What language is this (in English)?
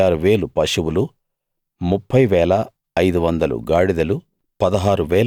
Telugu